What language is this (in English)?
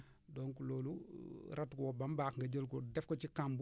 Wolof